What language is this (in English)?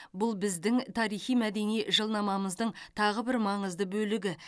Kazakh